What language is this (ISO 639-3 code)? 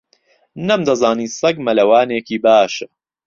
ckb